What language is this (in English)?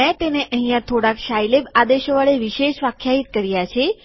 Gujarati